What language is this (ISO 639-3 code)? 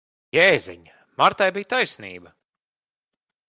lav